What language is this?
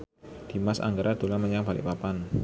Javanese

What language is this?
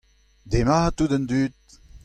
Breton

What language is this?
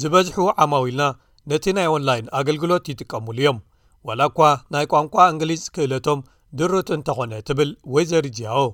Amharic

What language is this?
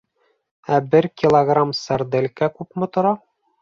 Bashkir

